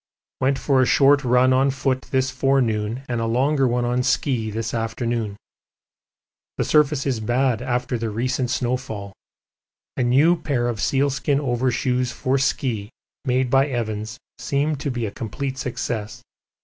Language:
English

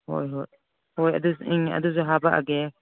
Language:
Manipuri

